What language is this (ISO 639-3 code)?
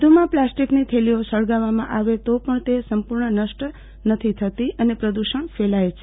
guj